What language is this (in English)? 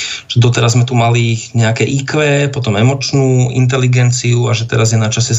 Slovak